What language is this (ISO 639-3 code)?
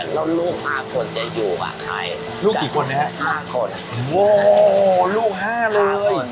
tha